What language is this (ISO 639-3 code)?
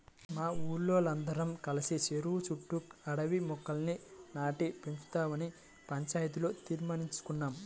tel